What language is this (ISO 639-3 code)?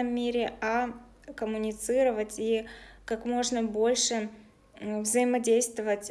rus